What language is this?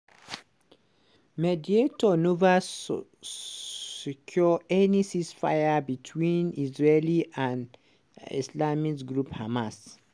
Nigerian Pidgin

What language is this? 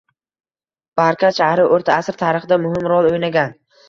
Uzbek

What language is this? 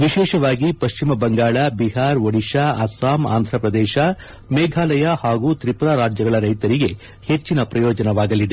Kannada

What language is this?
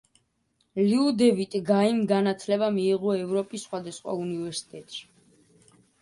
Georgian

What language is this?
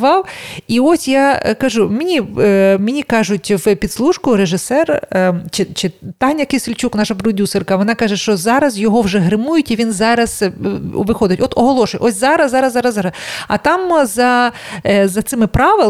Ukrainian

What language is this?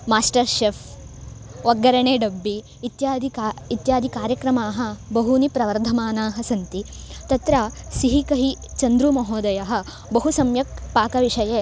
Sanskrit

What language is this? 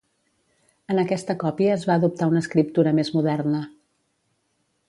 Catalan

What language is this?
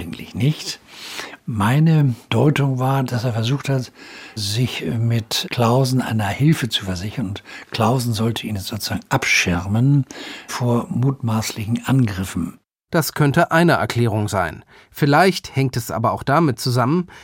German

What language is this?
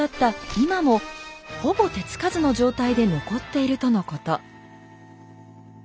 Japanese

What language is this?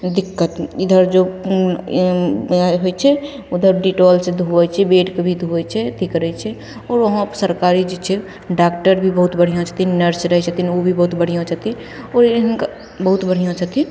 Maithili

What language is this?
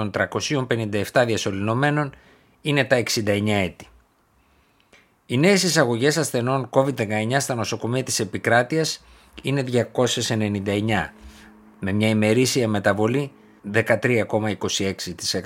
Greek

